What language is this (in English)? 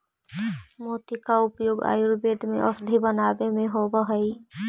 Magahi